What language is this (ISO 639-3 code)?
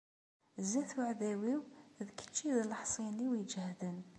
kab